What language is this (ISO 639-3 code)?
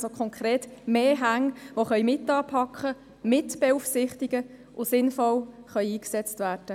gsw